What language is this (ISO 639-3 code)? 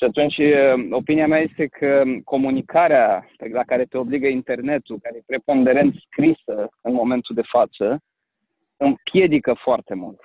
ron